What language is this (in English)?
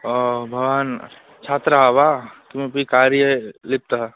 Sanskrit